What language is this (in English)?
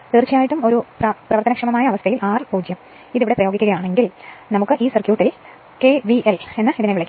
Malayalam